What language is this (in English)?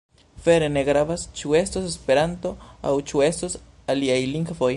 Esperanto